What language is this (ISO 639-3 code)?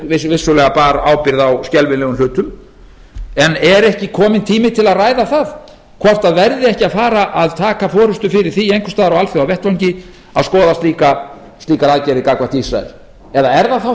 isl